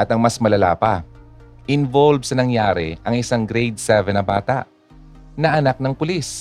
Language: Filipino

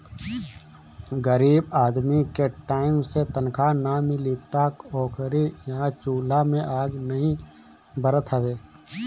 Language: Bhojpuri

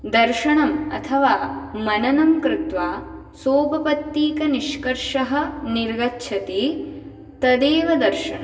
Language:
Sanskrit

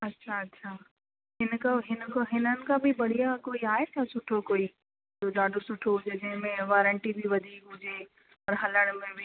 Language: Sindhi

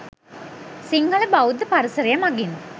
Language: Sinhala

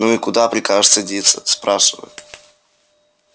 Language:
Russian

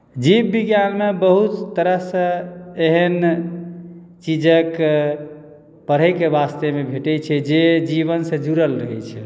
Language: Maithili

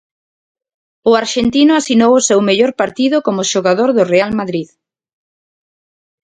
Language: Galician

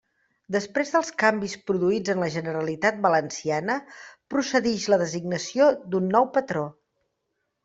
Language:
Catalan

